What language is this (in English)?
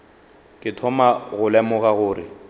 Northern Sotho